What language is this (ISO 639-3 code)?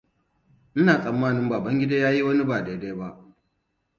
hau